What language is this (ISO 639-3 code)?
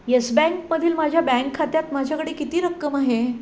mar